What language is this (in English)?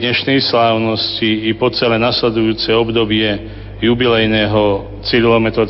Slovak